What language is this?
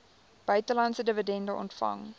Afrikaans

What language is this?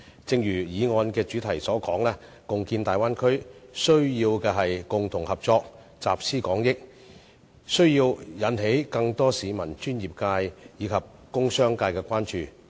Cantonese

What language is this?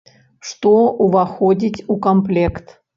Belarusian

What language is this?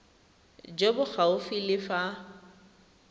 Tswana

